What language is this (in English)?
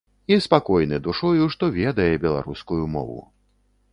Belarusian